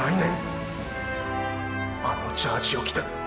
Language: Japanese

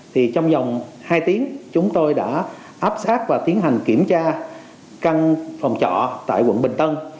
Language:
Vietnamese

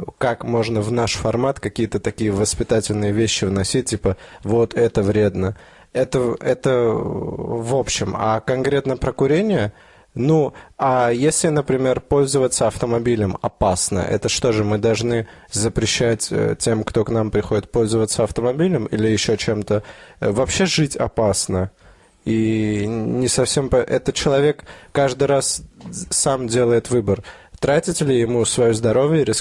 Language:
Russian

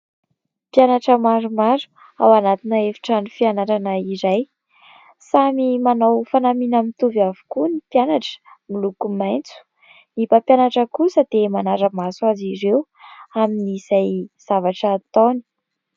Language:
Malagasy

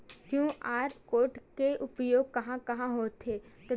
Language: Chhattisgarhi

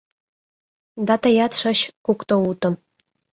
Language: Mari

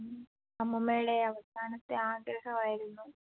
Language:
Malayalam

